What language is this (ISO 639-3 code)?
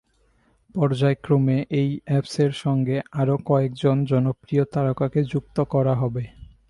ben